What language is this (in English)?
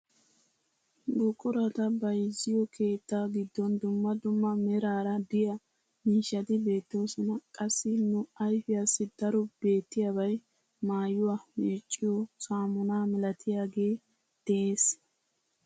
Wolaytta